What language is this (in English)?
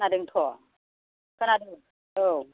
Bodo